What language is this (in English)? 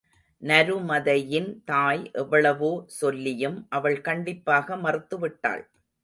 Tamil